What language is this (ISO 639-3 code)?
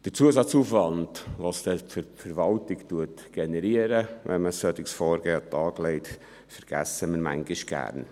gsw